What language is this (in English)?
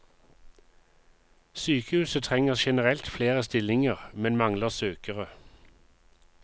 Norwegian